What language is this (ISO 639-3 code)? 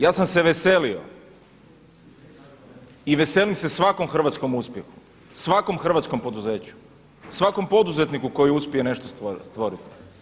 hrv